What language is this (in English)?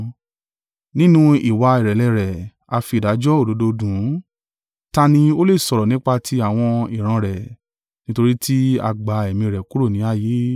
Yoruba